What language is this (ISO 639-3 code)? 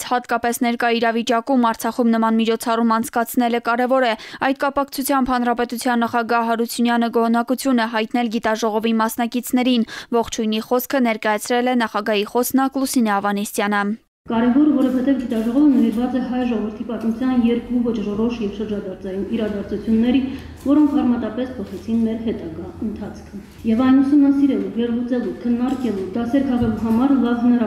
rus